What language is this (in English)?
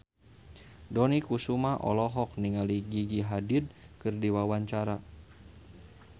Sundanese